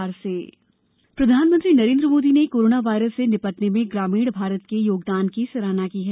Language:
Hindi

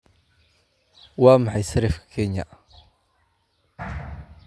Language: Somali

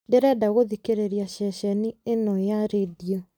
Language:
Kikuyu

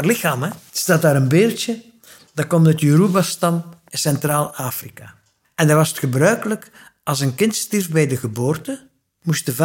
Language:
Dutch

